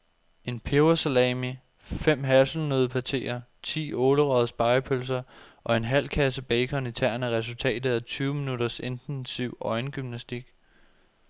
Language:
Danish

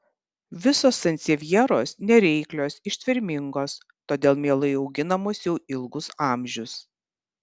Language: Lithuanian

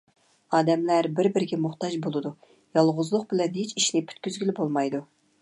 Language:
Uyghur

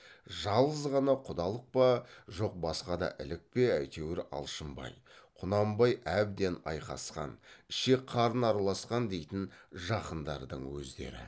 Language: Kazakh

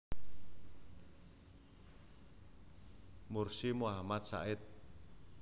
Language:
Javanese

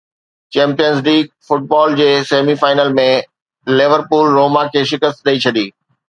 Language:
Sindhi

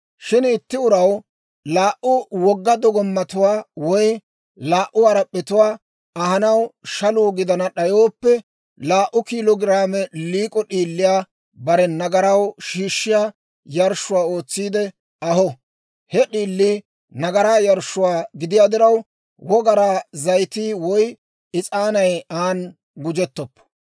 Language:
Dawro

